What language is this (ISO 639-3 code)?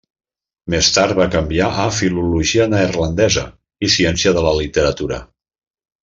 cat